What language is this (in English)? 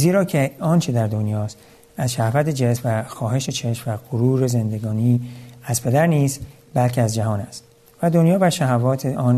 Persian